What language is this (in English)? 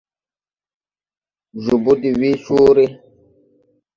Tupuri